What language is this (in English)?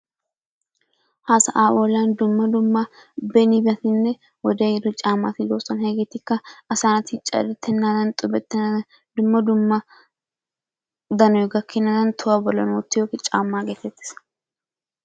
Wolaytta